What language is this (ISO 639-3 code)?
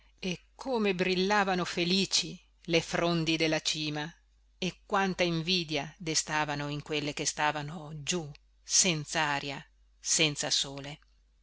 ita